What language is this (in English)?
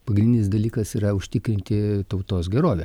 Lithuanian